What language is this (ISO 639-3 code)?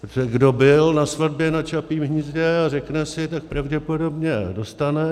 ces